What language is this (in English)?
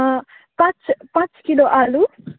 Nepali